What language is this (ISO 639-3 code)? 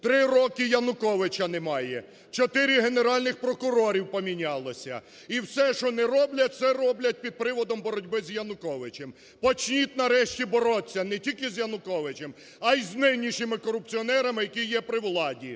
ukr